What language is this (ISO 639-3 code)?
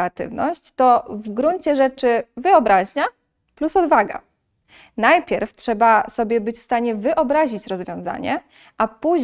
pol